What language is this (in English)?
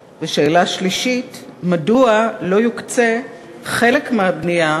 Hebrew